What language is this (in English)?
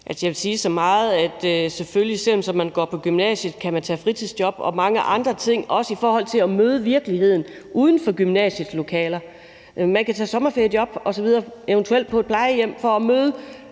Danish